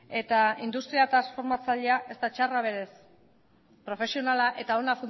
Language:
Basque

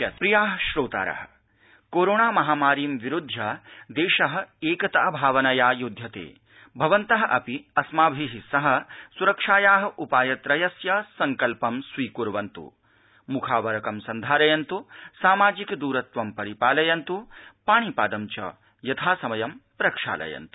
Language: Sanskrit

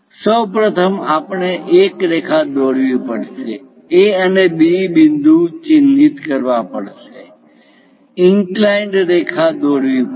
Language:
Gujarati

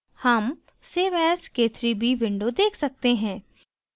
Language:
Hindi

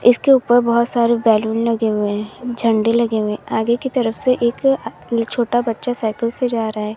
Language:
Hindi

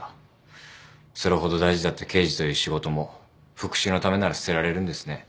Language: Japanese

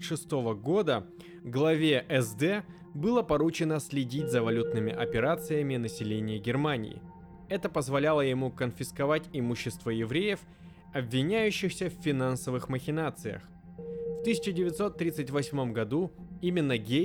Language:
Russian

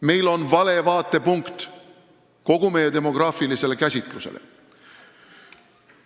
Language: Estonian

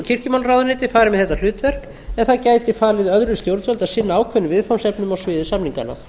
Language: Icelandic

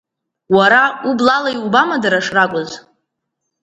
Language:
Abkhazian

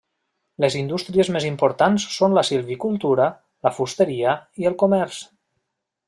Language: Catalan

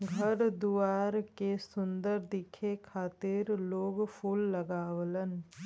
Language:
Bhojpuri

